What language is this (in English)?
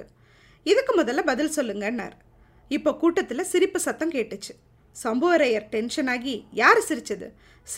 Tamil